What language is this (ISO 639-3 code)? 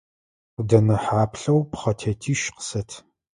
ady